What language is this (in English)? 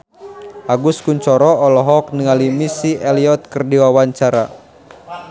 Sundanese